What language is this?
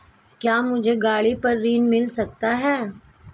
Hindi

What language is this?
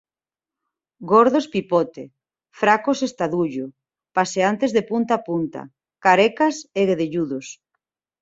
Galician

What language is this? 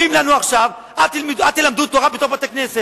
Hebrew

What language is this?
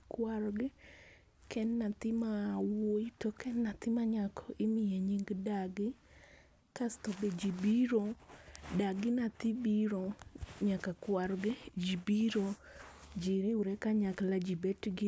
Luo (Kenya and Tanzania)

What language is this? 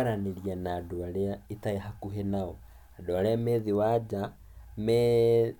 Kikuyu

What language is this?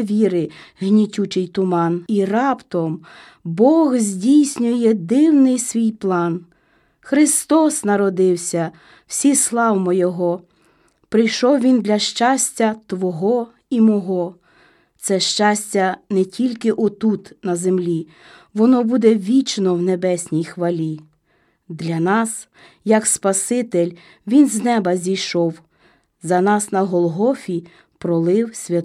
Ukrainian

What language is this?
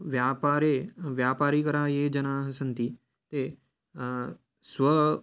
Sanskrit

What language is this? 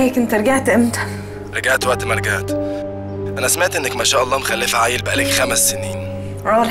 Arabic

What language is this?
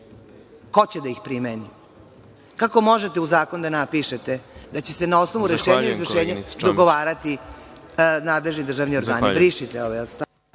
Serbian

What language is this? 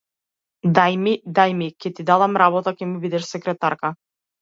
Macedonian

